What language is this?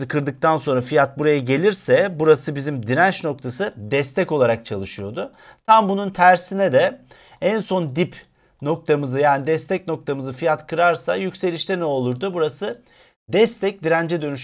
Turkish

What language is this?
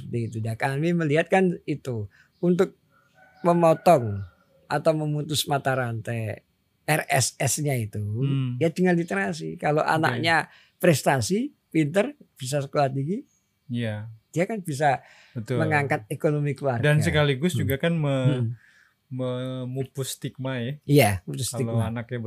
Indonesian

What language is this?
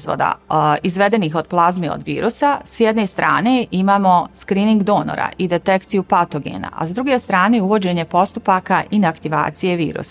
Croatian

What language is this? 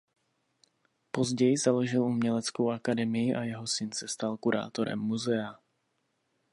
Czech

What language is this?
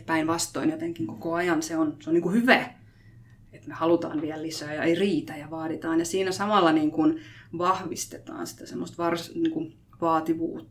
Finnish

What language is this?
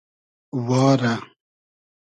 Hazaragi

